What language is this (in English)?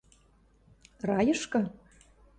Western Mari